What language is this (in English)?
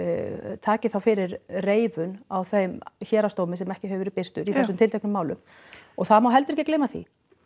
Icelandic